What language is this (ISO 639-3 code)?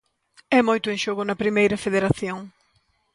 glg